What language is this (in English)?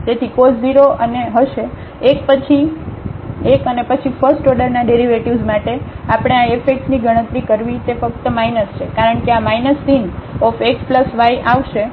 Gujarati